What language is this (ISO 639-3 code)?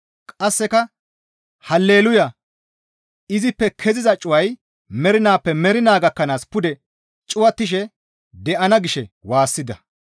gmv